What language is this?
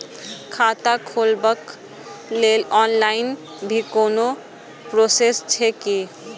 Maithili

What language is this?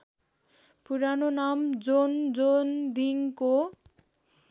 Nepali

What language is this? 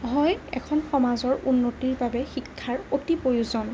Assamese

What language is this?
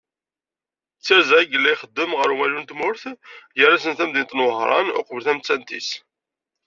Kabyle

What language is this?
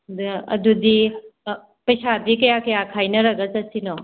Manipuri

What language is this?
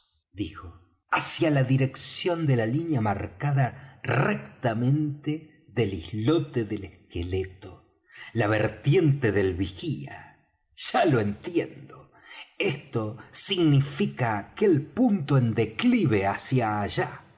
Spanish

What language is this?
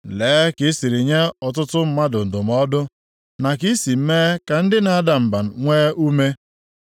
Igbo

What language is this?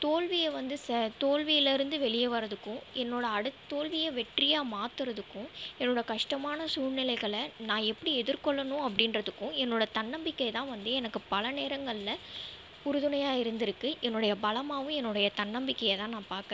Tamil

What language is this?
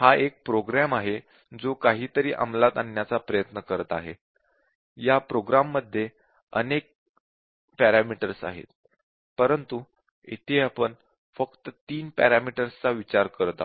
Marathi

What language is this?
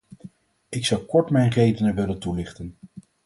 Dutch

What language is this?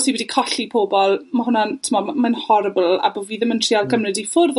Welsh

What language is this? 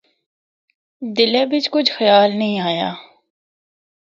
Northern Hindko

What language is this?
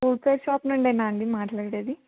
Telugu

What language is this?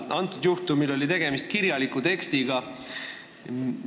Estonian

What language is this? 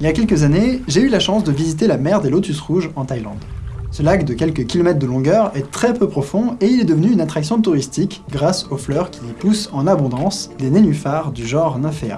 French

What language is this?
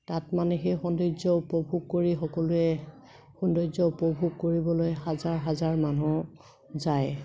Assamese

